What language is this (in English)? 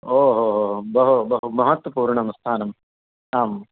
Sanskrit